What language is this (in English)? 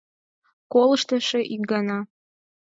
Mari